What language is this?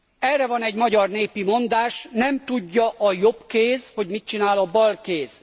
Hungarian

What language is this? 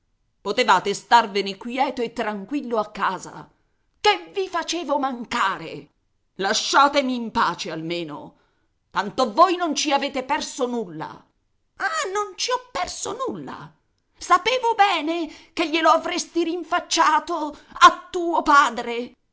Italian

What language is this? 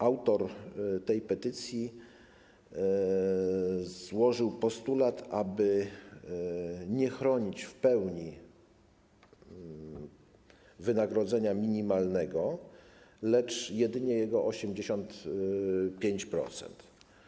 Polish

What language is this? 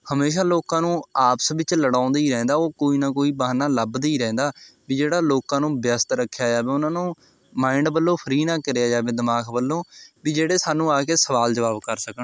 Punjabi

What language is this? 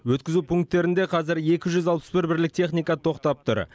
Kazakh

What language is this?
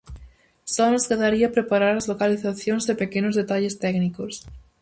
Galician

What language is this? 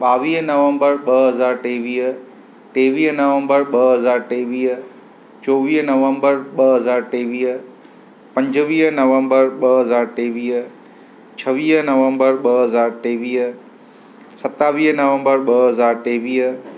Sindhi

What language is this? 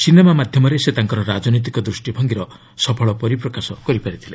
Odia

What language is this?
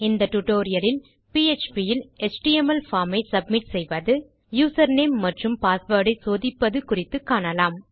Tamil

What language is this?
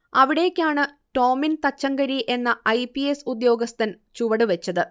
Malayalam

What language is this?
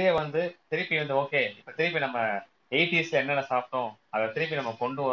Tamil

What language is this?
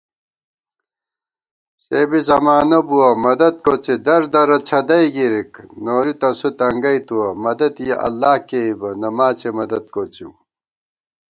Gawar-Bati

